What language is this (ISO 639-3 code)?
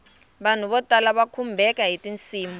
tso